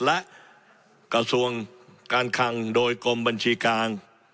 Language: Thai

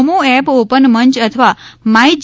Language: Gujarati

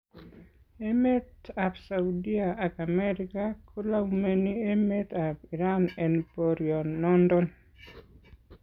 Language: Kalenjin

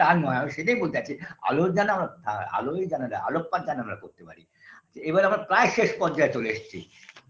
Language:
Bangla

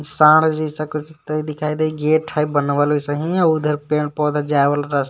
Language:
Magahi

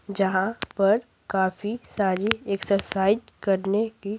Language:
Hindi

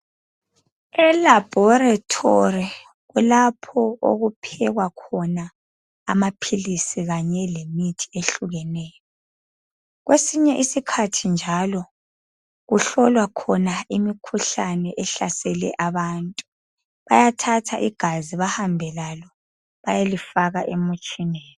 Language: North Ndebele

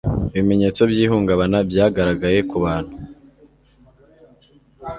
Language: Kinyarwanda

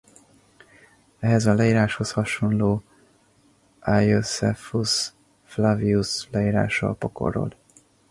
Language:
Hungarian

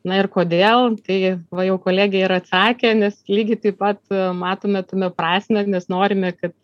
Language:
Lithuanian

